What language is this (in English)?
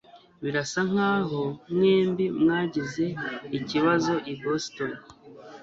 Kinyarwanda